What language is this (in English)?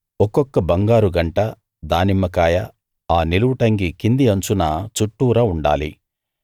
Telugu